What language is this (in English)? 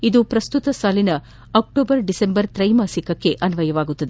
Kannada